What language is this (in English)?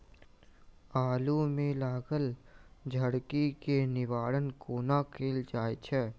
Maithili